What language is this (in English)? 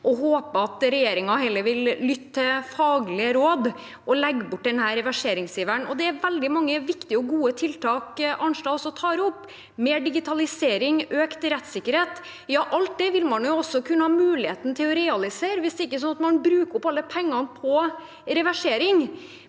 Norwegian